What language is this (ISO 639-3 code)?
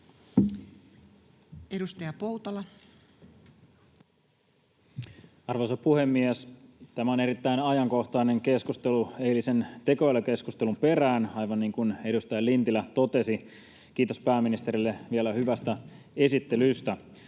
fin